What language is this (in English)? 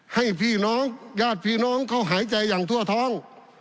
Thai